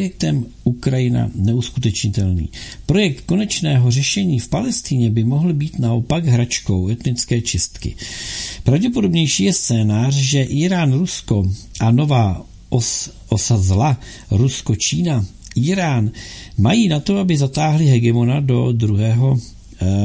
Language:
Czech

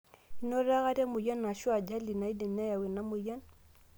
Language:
Masai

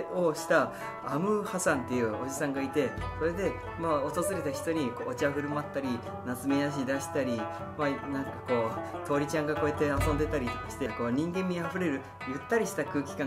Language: Japanese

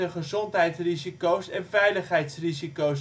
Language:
Dutch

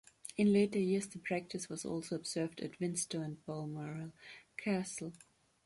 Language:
English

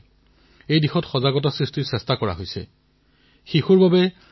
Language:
Assamese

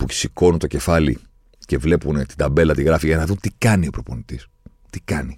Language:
Greek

